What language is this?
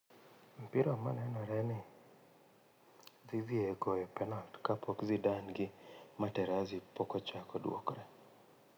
Luo (Kenya and Tanzania)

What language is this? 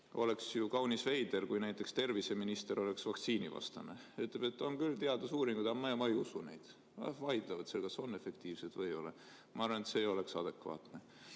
Estonian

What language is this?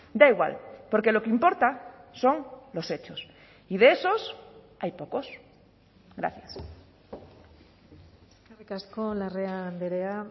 Spanish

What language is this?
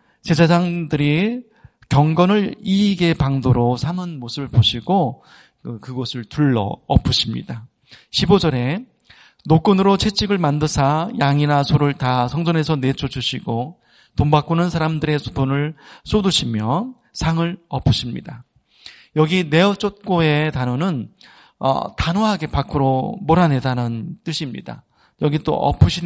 Korean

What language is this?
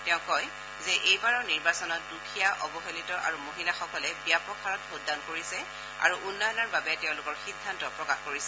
Assamese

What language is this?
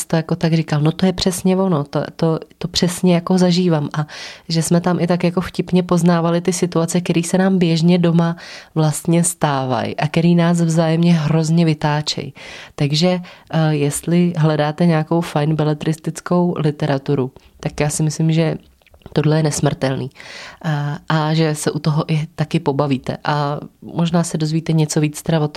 Czech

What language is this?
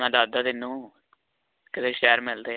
Punjabi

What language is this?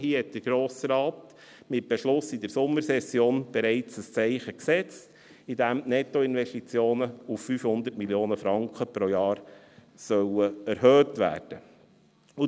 Swiss German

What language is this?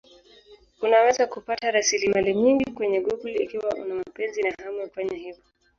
Swahili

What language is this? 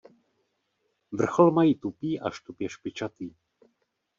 Czech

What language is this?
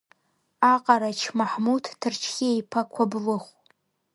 Abkhazian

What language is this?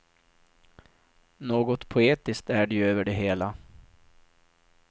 Swedish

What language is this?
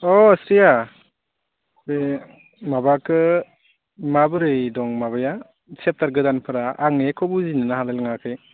Bodo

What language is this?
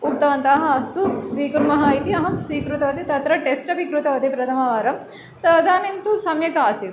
Sanskrit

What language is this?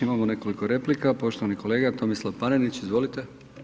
Croatian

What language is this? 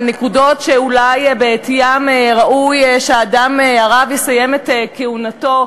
Hebrew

